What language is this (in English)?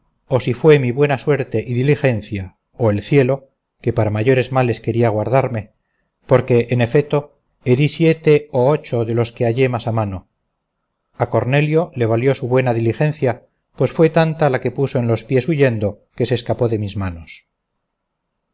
Spanish